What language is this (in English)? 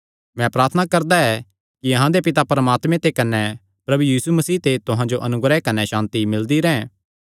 Kangri